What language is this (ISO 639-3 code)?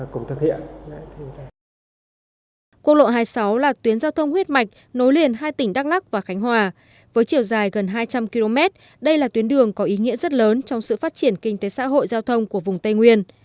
vie